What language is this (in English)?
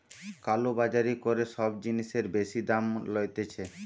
Bangla